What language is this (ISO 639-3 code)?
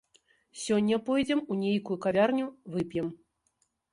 bel